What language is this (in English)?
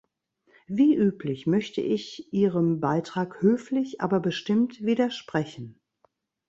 German